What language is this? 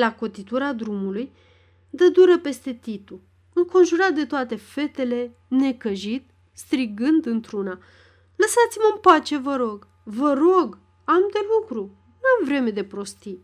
Romanian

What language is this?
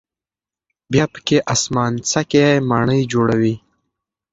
Pashto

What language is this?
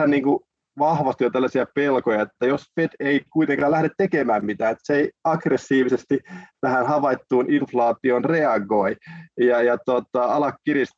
Finnish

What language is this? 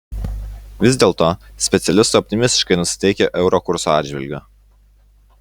Lithuanian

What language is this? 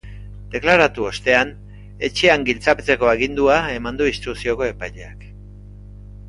Basque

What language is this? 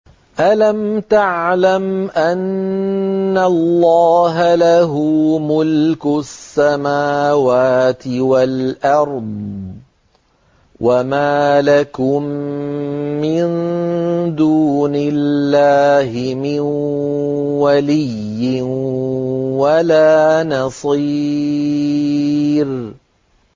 Arabic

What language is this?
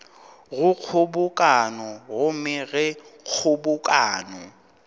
Northern Sotho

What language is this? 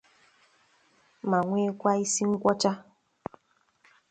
Igbo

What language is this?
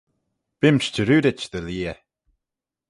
Manx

